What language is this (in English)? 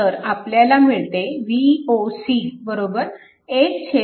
Marathi